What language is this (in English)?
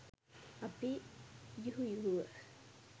Sinhala